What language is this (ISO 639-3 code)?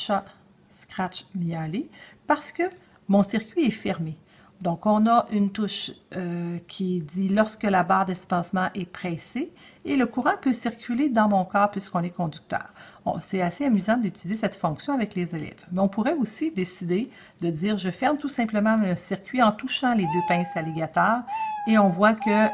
fra